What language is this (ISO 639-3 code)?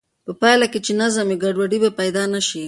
pus